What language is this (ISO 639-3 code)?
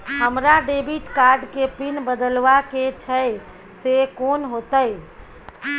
mai